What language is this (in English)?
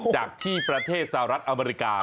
Thai